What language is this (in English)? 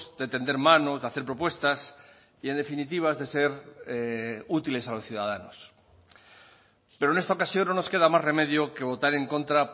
Spanish